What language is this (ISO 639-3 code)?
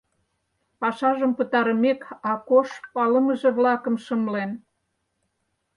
chm